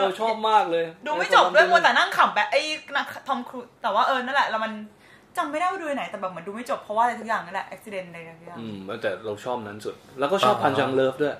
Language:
Thai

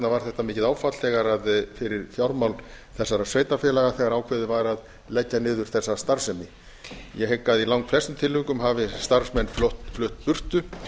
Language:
Icelandic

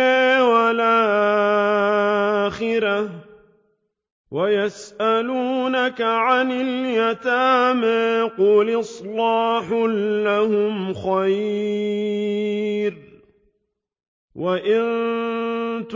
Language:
Arabic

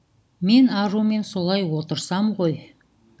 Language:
Kazakh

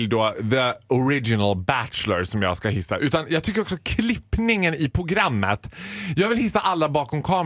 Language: Swedish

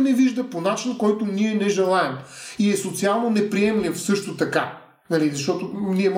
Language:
Bulgarian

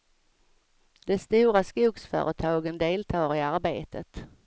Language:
Swedish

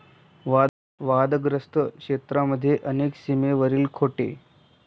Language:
Marathi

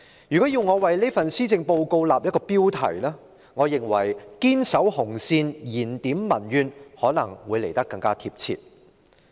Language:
Cantonese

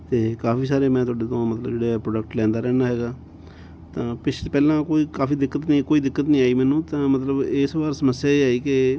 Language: Punjabi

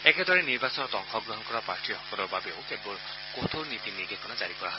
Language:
Assamese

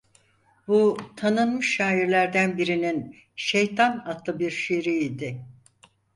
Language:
Turkish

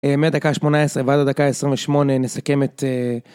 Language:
Hebrew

